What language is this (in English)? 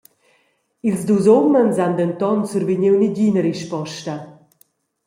Romansh